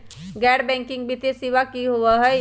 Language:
Magahi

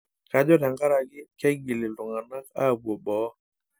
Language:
Masai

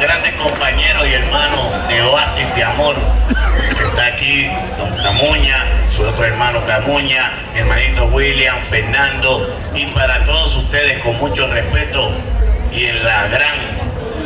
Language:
Spanish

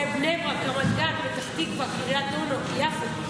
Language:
Hebrew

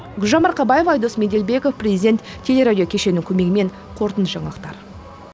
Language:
Kazakh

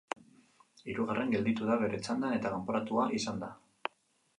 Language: Basque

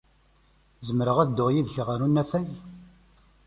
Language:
Kabyle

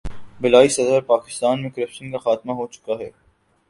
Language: Urdu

